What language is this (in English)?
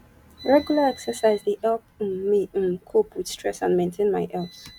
Nigerian Pidgin